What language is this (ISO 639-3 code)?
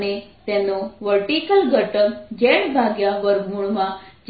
guj